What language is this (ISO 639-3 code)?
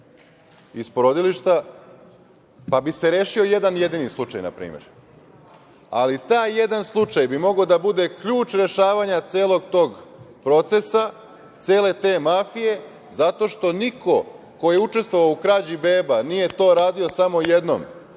srp